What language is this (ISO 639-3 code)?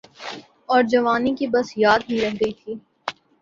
urd